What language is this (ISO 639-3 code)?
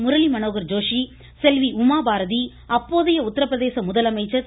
tam